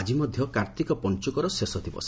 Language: Odia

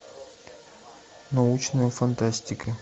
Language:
Russian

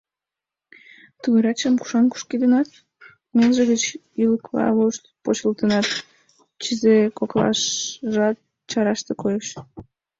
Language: Mari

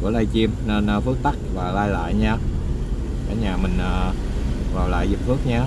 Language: Vietnamese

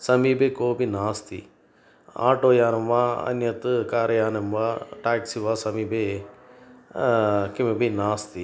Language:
Sanskrit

